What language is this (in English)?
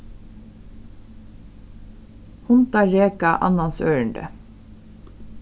Faroese